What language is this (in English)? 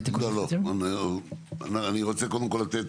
Hebrew